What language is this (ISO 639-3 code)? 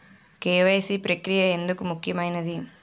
tel